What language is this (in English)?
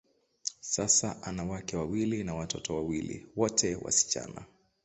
Swahili